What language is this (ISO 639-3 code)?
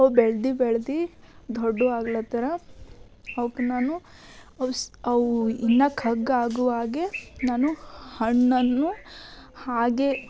kan